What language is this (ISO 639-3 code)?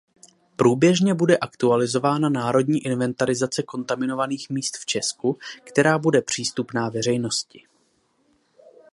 ces